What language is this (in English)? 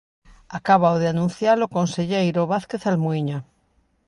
Galician